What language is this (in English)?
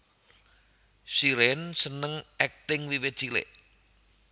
Javanese